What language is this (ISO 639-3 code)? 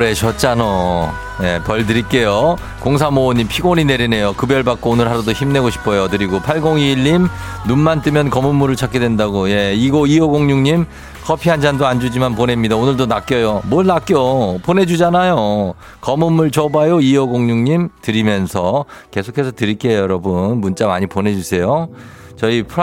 kor